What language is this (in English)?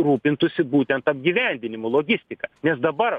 Lithuanian